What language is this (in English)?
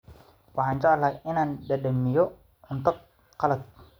Somali